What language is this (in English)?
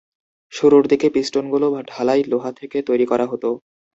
Bangla